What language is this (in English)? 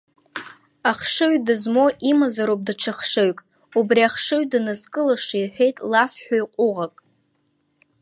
Abkhazian